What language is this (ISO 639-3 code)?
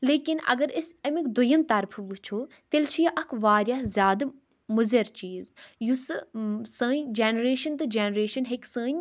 kas